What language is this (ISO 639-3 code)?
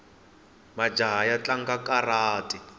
tso